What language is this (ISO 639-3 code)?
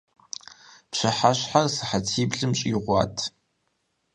kbd